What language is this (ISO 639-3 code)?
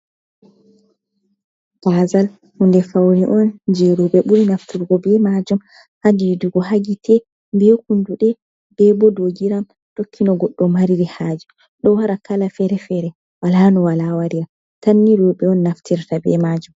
ful